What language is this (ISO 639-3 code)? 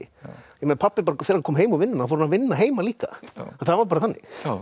isl